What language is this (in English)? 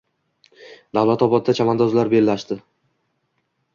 Uzbek